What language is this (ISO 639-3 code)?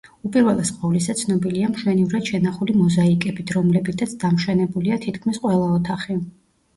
kat